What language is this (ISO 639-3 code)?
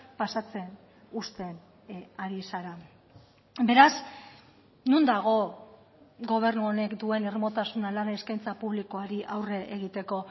eus